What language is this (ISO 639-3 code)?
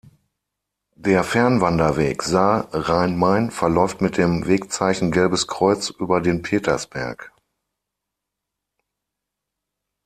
deu